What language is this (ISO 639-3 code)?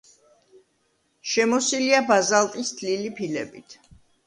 kat